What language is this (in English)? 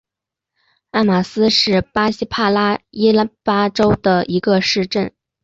Chinese